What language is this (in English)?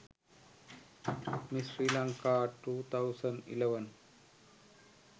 Sinhala